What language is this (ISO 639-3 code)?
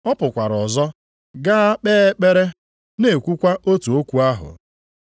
ibo